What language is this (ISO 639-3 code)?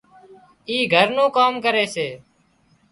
kxp